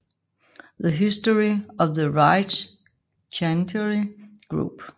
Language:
Danish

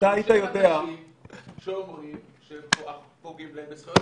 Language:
Hebrew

